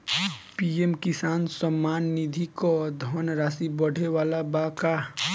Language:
Bhojpuri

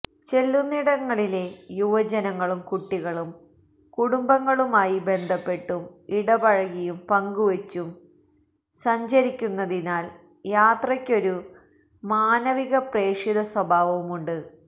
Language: Malayalam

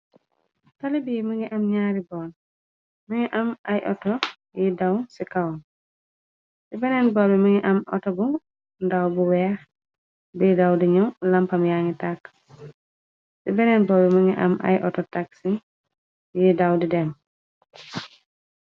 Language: Wolof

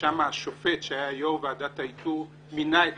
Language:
Hebrew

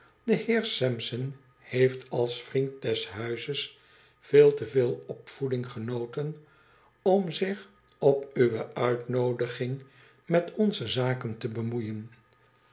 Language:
Dutch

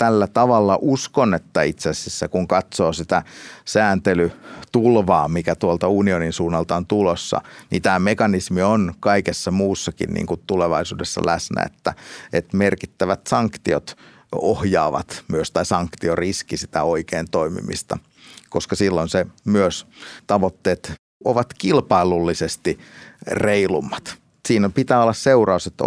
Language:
Finnish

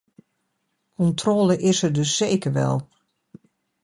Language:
Dutch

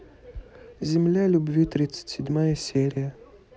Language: Russian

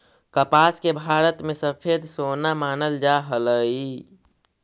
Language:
Magahi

